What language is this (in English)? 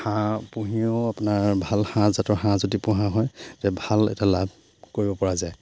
Assamese